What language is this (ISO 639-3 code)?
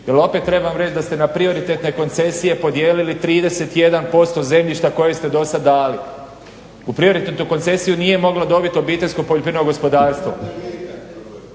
hrv